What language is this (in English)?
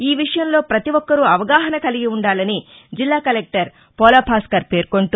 Telugu